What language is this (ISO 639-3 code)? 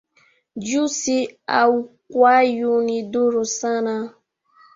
swa